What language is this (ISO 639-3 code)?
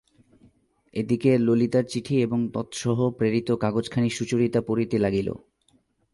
ben